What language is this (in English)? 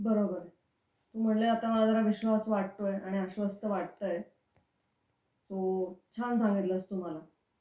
Marathi